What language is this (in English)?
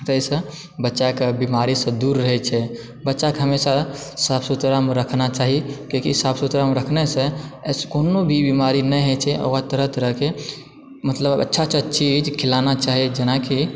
Maithili